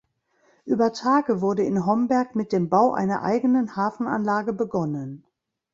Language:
German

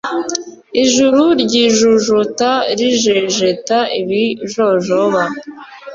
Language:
Kinyarwanda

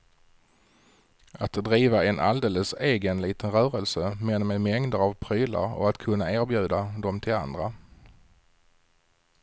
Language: Swedish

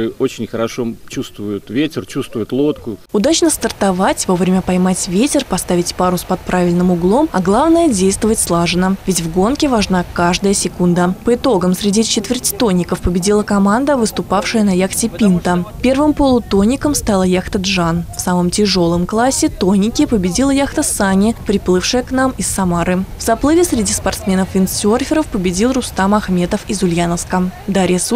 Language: Russian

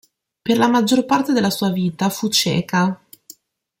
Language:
Italian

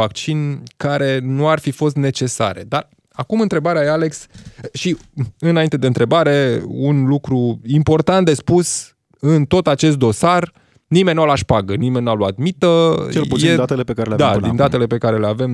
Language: Romanian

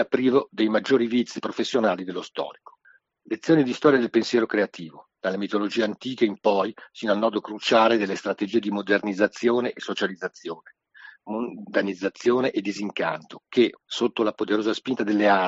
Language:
Italian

